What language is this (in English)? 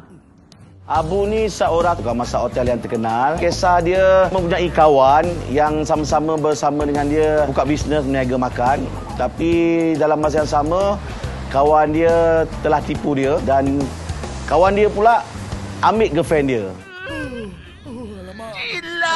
Malay